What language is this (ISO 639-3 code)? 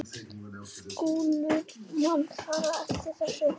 isl